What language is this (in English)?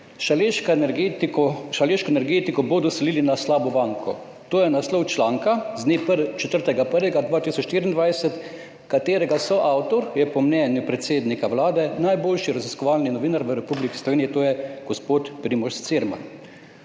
Slovenian